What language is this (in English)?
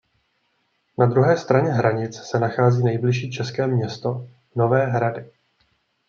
Czech